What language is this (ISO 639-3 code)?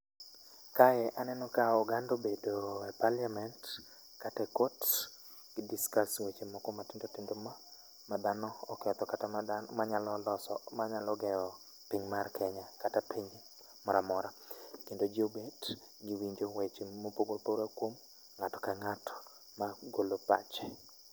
luo